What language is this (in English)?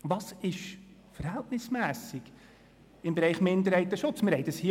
Swiss German